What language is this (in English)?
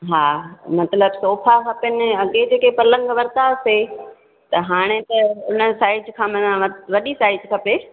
Sindhi